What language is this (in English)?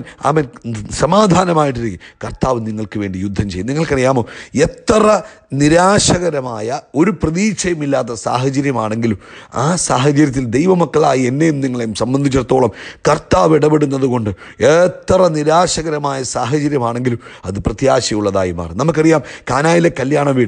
Dutch